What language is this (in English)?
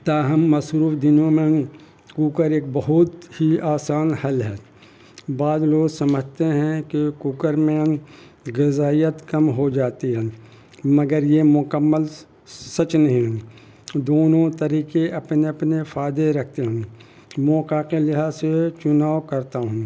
Urdu